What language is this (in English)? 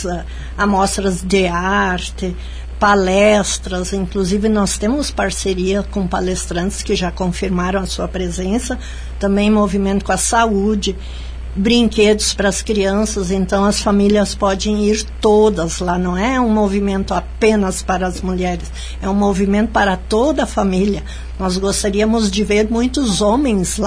Portuguese